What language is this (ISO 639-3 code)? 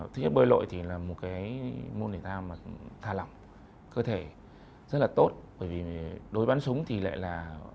vie